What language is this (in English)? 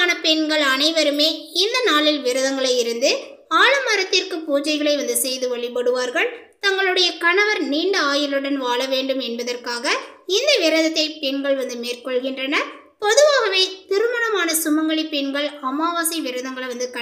Tamil